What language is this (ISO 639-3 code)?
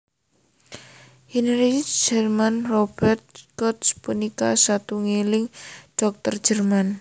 jav